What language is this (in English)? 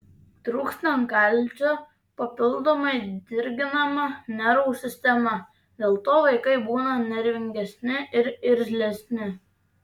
Lithuanian